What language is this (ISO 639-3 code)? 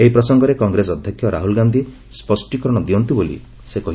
ori